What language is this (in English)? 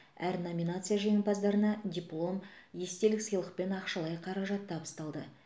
Kazakh